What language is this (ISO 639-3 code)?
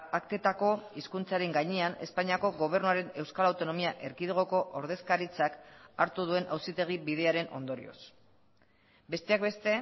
eus